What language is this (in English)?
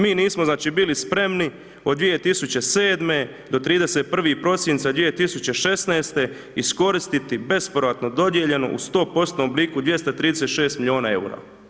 Croatian